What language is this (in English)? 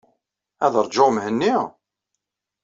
Kabyle